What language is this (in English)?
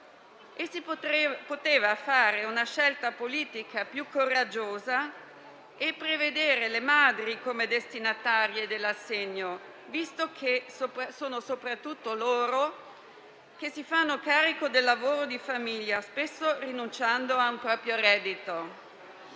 Italian